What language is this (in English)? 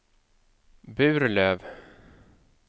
Swedish